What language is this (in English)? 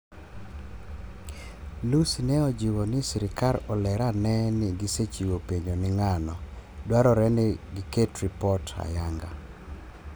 Luo (Kenya and Tanzania)